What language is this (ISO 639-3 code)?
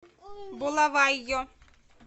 rus